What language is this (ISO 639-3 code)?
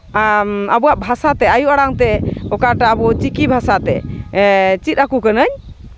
sat